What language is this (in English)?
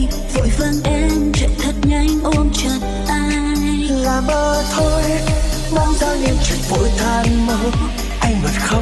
Vietnamese